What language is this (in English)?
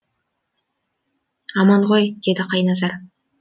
Kazakh